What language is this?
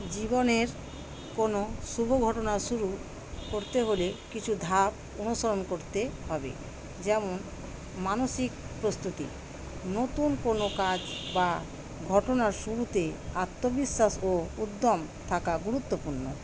Bangla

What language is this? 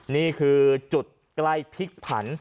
Thai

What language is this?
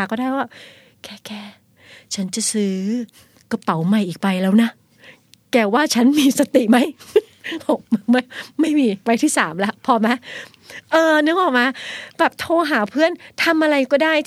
Thai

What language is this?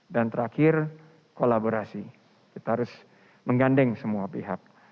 Indonesian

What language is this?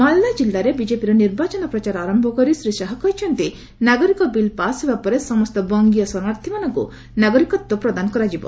Odia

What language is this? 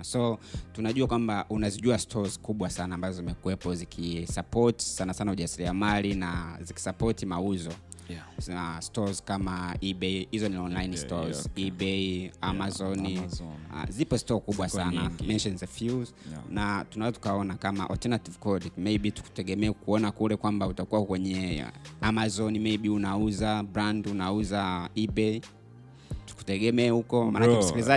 Swahili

